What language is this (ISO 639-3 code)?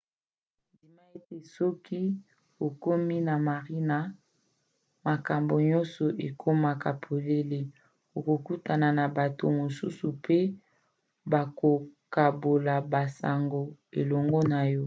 lin